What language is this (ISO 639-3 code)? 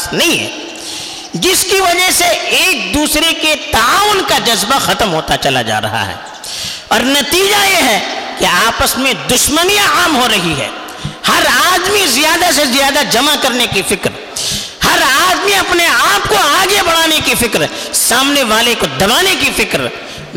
urd